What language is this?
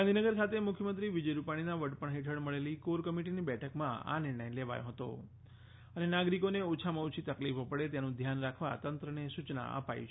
Gujarati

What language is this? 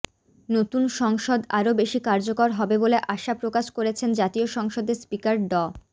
Bangla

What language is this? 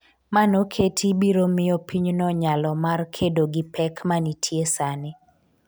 Luo (Kenya and Tanzania)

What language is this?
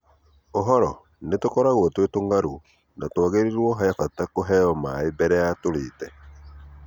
Kikuyu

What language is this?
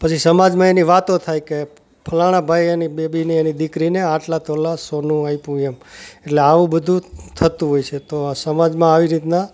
Gujarati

